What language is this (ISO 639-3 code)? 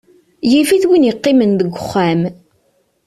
kab